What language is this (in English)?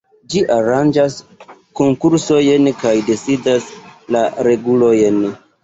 Esperanto